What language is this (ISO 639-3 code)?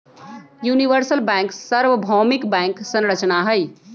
mag